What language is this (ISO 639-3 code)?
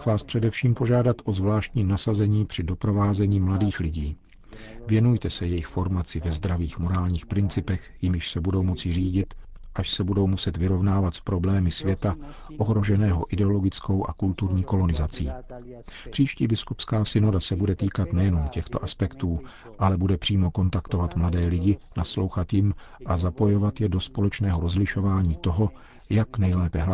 ces